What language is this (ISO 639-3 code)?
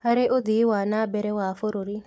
kik